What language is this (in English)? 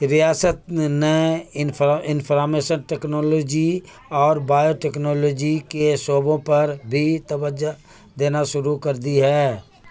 Urdu